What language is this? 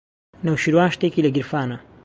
Central Kurdish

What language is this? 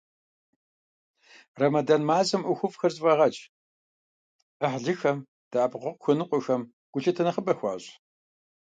Kabardian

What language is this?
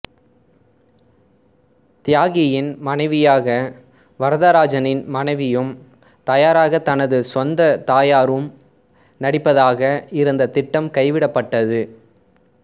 Tamil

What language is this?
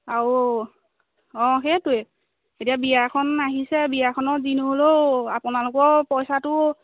Assamese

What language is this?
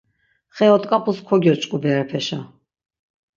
Laz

